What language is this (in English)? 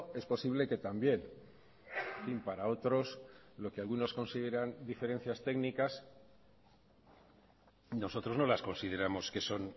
Spanish